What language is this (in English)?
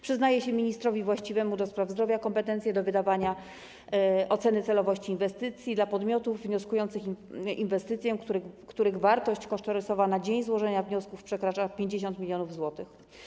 Polish